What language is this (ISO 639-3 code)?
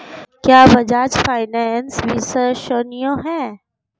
hin